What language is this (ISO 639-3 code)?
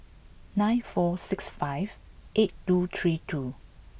eng